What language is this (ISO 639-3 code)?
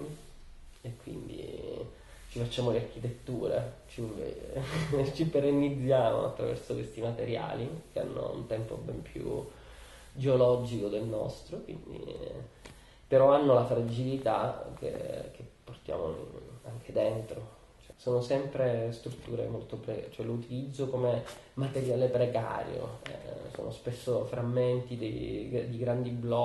ita